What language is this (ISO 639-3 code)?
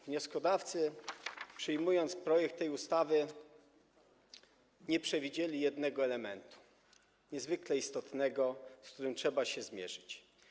pol